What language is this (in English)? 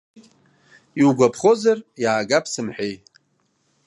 Abkhazian